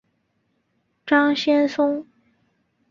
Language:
Chinese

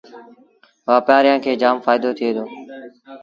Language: Sindhi Bhil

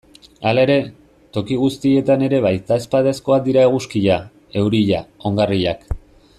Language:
Basque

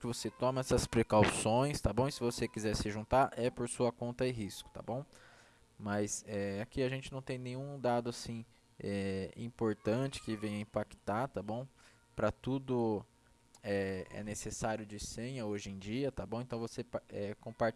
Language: Portuguese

